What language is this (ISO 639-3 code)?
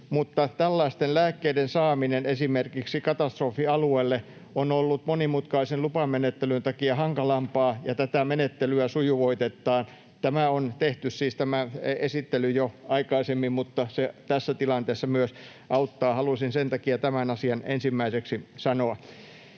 fin